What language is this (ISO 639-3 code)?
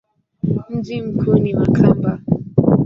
swa